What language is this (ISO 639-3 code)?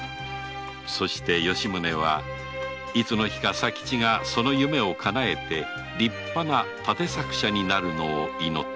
jpn